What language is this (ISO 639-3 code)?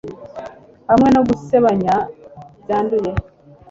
kin